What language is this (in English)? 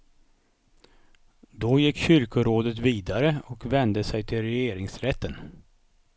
Swedish